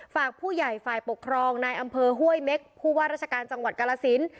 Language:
Thai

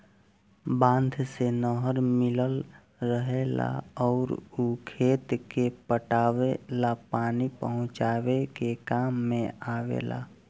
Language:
Bhojpuri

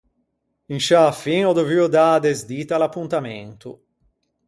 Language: Ligurian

